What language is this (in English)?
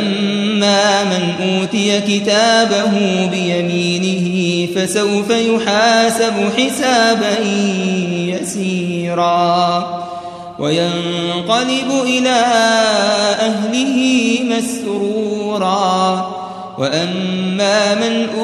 Arabic